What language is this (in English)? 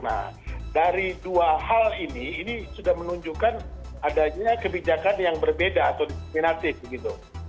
Indonesian